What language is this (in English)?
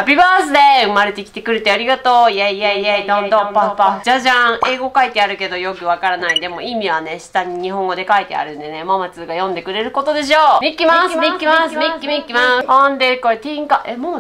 Japanese